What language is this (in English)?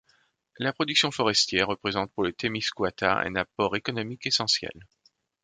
French